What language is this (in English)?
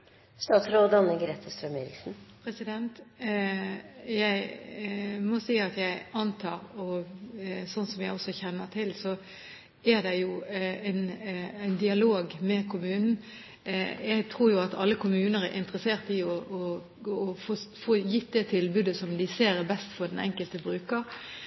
Norwegian Bokmål